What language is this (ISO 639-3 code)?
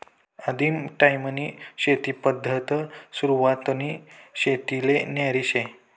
mar